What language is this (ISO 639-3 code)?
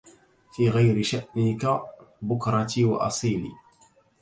ara